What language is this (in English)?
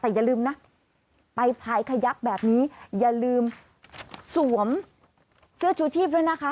Thai